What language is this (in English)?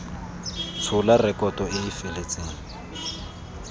Tswana